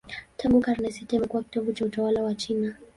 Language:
Swahili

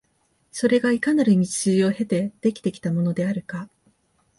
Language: Japanese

